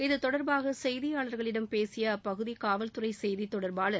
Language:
Tamil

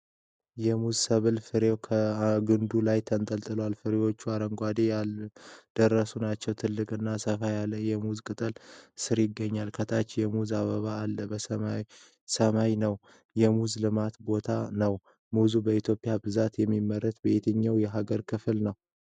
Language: Amharic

